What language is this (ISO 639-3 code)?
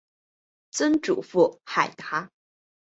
zho